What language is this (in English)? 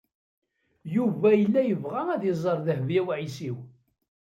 Kabyle